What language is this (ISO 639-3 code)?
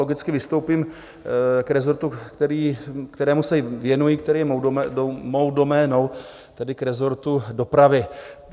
ces